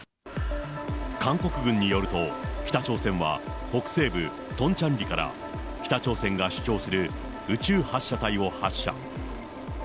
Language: Japanese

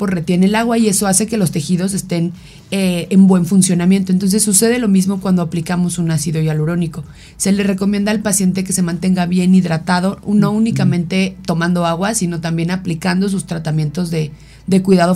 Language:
Spanish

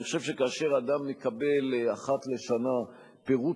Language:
Hebrew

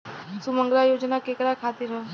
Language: Bhojpuri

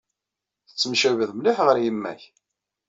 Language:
Kabyle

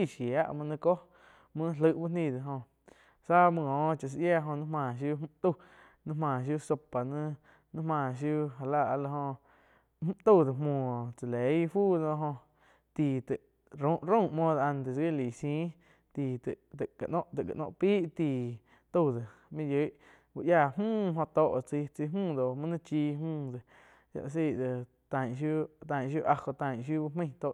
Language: Quiotepec Chinantec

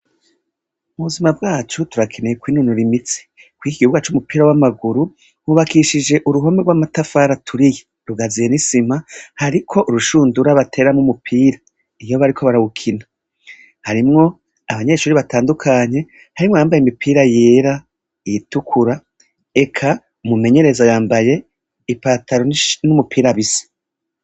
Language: Rundi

